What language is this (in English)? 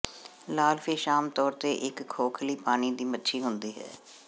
Punjabi